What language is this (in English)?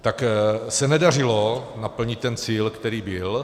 Czech